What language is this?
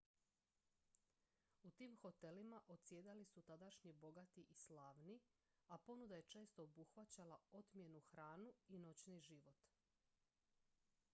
Croatian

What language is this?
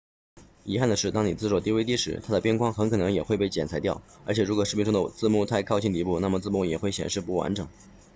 Chinese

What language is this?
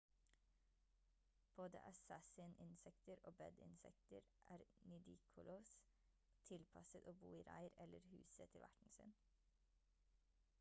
Norwegian Bokmål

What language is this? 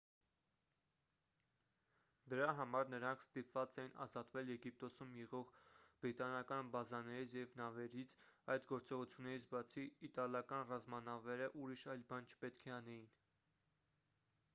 Armenian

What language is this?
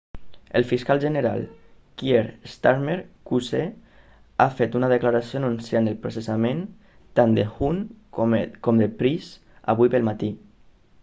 Catalan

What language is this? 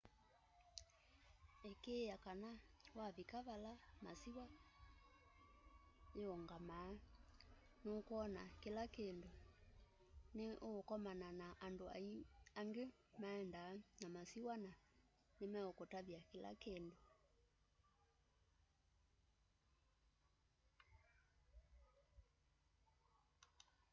Kamba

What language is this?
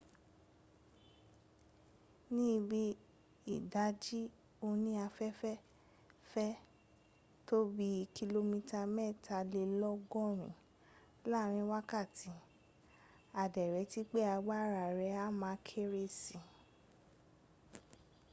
Yoruba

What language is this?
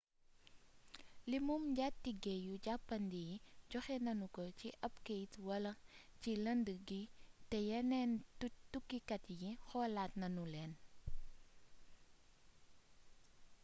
Wolof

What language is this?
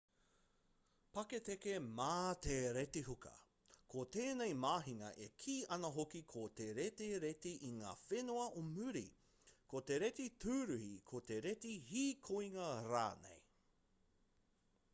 Māori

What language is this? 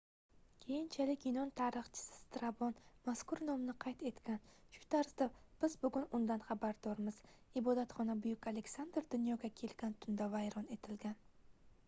Uzbek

